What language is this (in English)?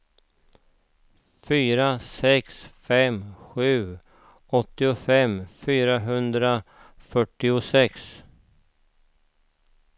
Swedish